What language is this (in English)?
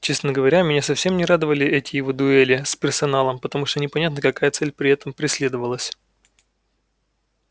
Russian